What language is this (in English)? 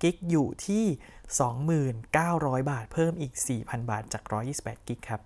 Thai